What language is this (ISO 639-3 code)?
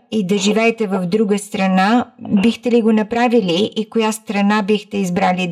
bul